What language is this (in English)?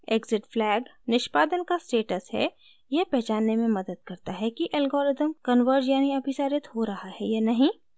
Hindi